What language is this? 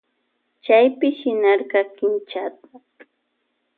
Loja Highland Quichua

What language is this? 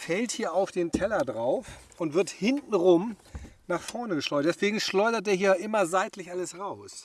German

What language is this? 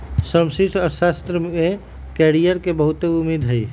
Magahi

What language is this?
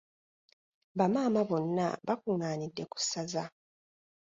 Ganda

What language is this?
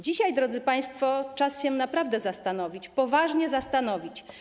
Polish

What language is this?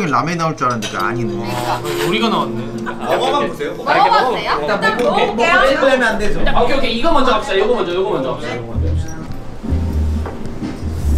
Korean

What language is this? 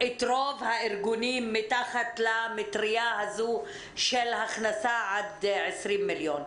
Hebrew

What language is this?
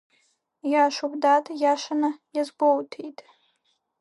Abkhazian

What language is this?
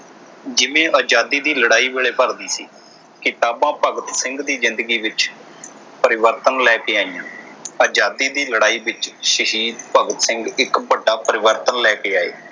Punjabi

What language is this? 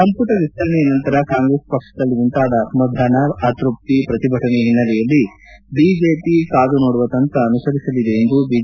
Kannada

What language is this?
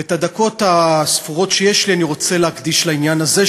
Hebrew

